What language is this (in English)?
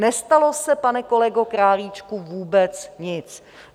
Czech